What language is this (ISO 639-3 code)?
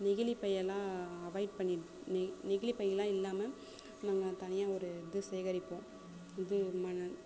tam